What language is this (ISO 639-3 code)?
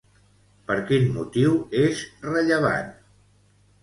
cat